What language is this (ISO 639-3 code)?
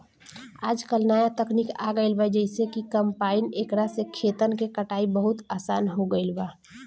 bho